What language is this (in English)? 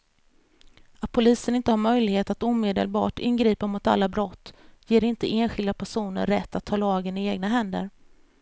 Swedish